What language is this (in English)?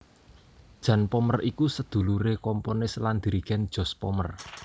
Javanese